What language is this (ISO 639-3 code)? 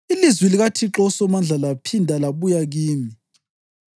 nde